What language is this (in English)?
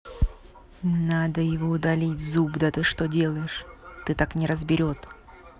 Russian